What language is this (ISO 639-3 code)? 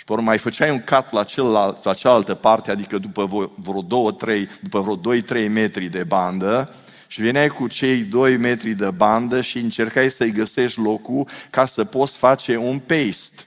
ron